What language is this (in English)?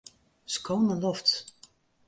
Western Frisian